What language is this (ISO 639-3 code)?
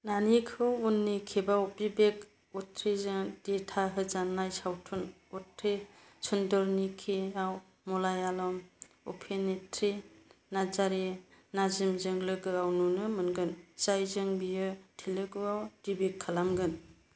brx